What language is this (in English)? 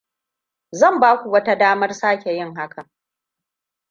Hausa